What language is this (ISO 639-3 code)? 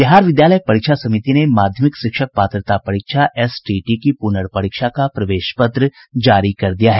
hin